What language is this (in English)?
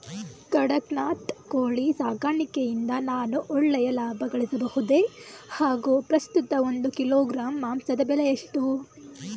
Kannada